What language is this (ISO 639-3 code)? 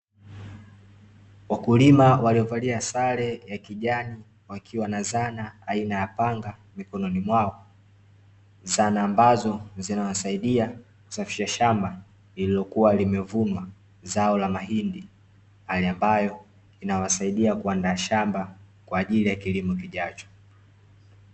swa